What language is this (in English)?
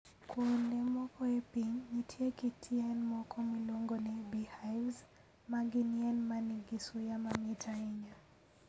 Luo (Kenya and Tanzania)